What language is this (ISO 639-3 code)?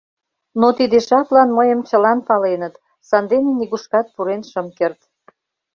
chm